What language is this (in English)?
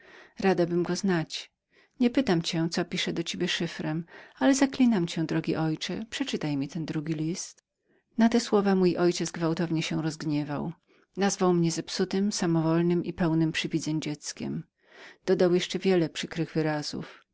Polish